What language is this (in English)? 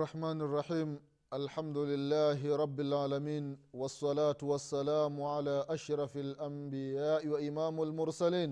Swahili